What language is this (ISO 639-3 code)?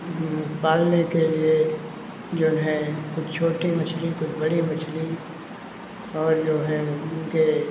hin